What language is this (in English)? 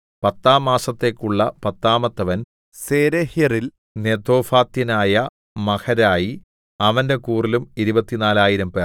Malayalam